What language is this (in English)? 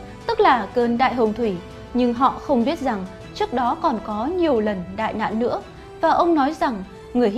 Vietnamese